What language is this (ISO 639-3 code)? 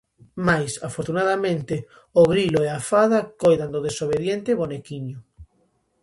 glg